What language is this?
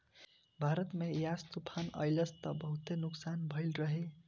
Bhojpuri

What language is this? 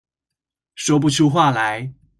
Chinese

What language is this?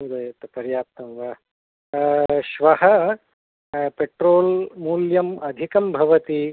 Sanskrit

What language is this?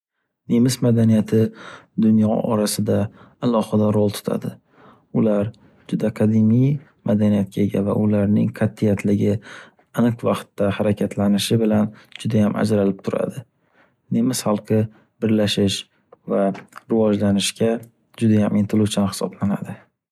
Uzbek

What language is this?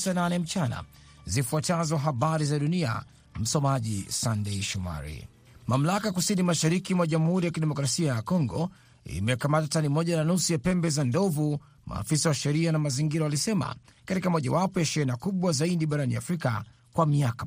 Swahili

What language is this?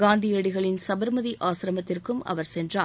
Tamil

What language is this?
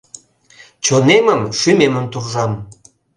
Mari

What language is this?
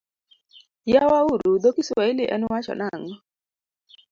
Luo (Kenya and Tanzania)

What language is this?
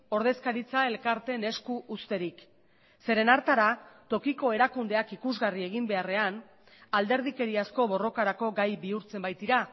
Basque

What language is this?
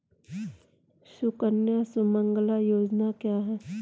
Hindi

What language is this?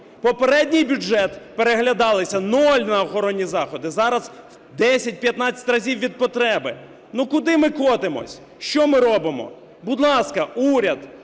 Ukrainian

